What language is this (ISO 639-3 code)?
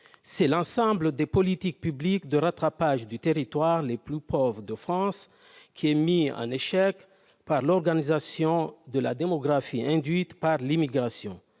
fra